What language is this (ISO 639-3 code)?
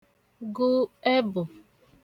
ibo